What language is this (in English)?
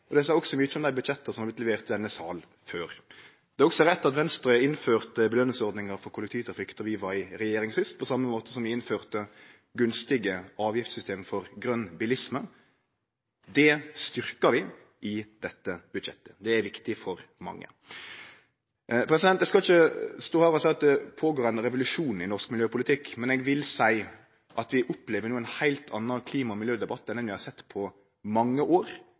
Norwegian Nynorsk